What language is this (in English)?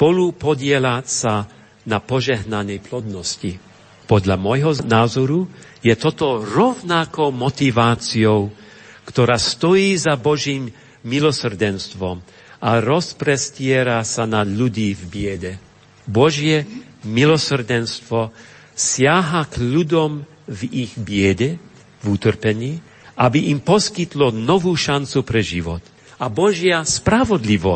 Slovak